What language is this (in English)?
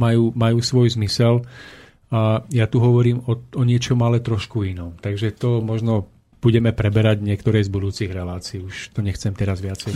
Slovak